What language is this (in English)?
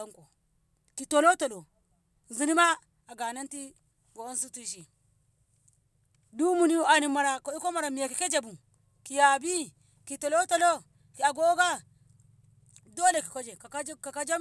Ngamo